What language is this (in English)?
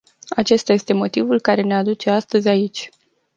Romanian